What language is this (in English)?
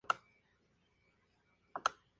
Spanish